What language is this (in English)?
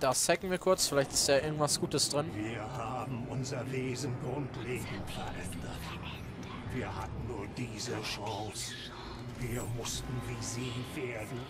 German